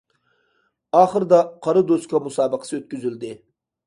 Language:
Uyghur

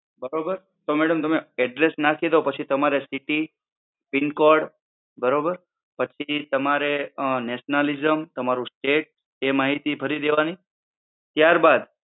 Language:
Gujarati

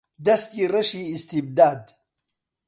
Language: Central Kurdish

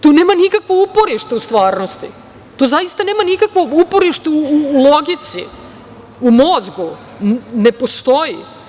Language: Serbian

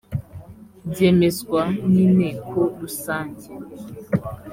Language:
Kinyarwanda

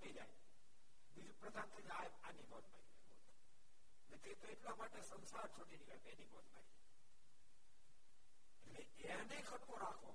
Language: Gujarati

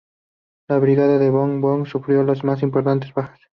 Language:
Spanish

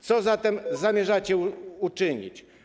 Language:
Polish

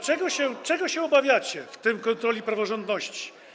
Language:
Polish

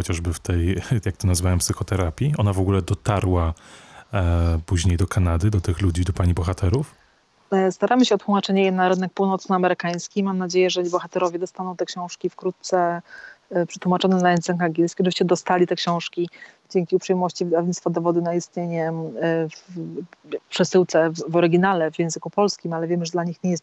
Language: Polish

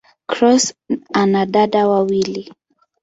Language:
Swahili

